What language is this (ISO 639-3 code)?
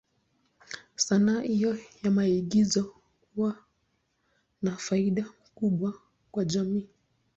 swa